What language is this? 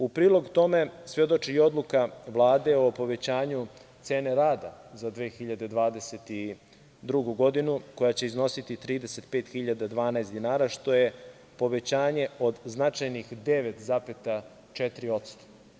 Serbian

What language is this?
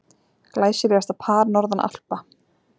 Icelandic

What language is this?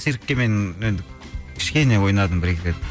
Kazakh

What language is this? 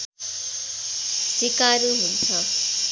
Nepali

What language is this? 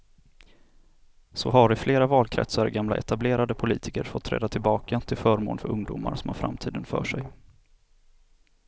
Swedish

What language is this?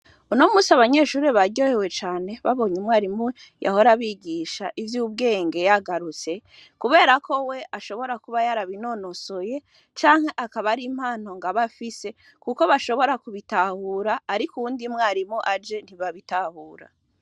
Rundi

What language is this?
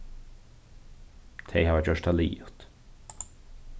Faroese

